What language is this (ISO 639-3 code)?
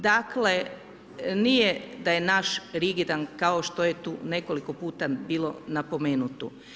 hrv